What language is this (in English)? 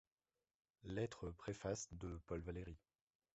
French